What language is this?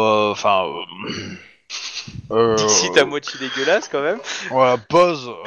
French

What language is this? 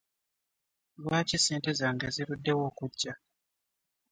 Ganda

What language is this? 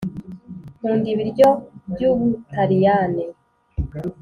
Kinyarwanda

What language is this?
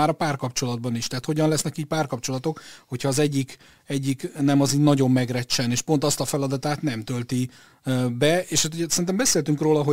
Hungarian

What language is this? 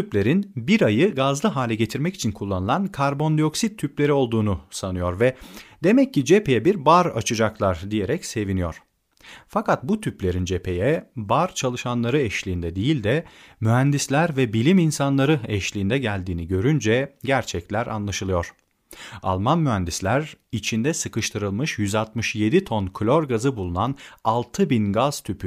Turkish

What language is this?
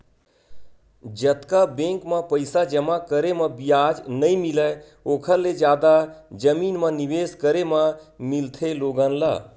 Chhattisgarhi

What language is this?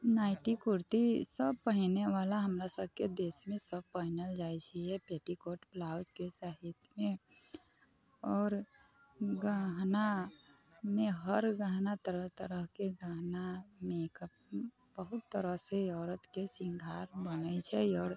Maithili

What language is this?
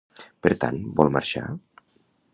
Catalan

